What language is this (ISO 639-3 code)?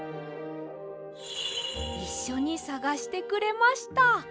jpn